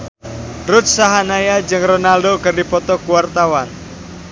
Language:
Sundanese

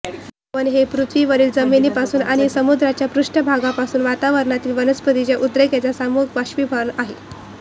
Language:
Marathi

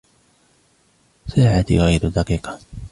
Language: Arabic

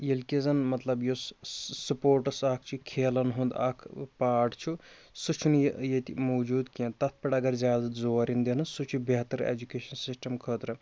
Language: Kashmiri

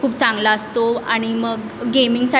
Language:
Marathi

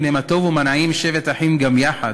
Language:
Hebrew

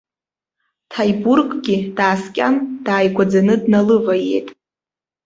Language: Abkhazian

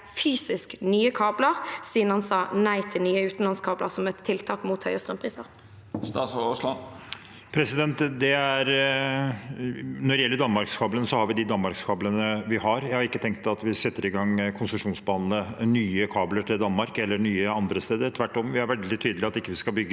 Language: Norwegian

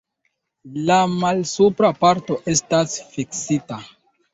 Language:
Esperanto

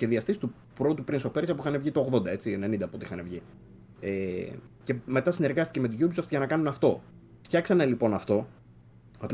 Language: Greek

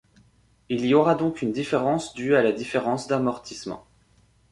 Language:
French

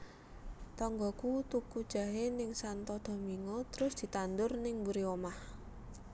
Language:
Javanese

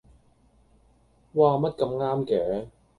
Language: Cantonese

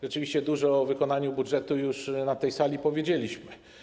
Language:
Polish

